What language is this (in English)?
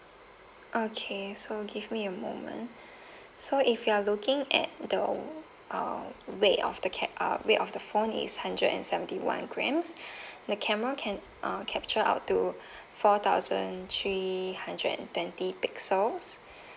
English